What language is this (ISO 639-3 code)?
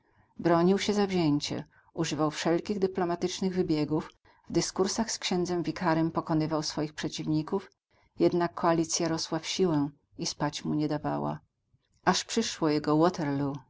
pol